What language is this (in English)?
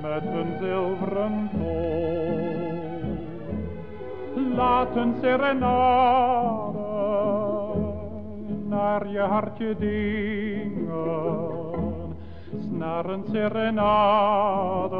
Latvian